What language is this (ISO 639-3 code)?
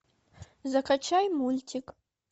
rus